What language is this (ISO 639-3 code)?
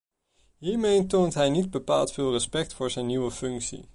nld